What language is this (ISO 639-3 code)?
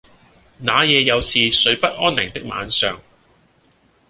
yue